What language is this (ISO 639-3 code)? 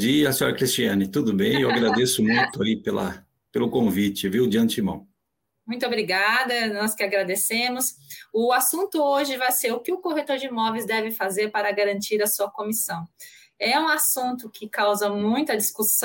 por